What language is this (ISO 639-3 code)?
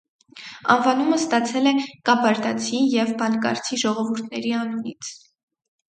hye